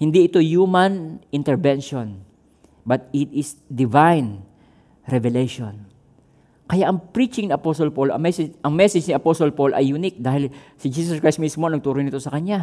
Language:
Filipino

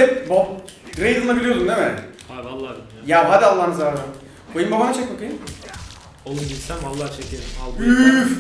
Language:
Turkish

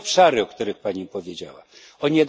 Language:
Polish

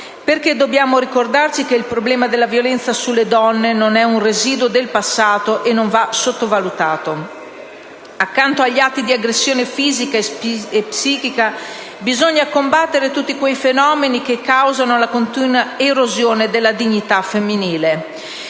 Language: Italian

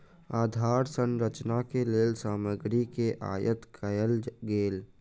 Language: Maithili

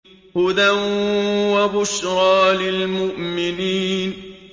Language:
Arabic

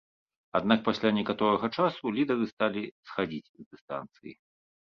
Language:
Belarusian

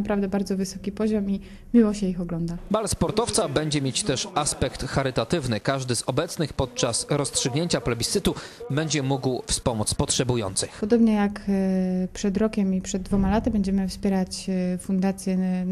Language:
Polish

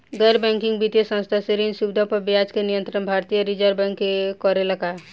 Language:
Bhojpuri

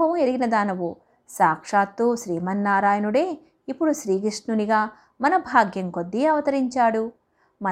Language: Telugu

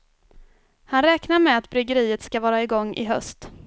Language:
Swedish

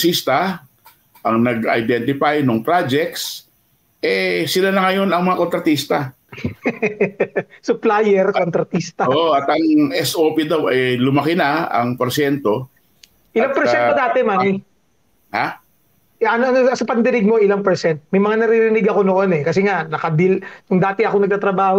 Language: Filipino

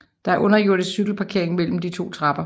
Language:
Danish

